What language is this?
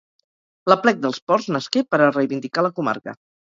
Catalan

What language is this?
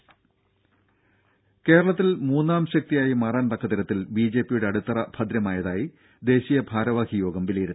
Malayalam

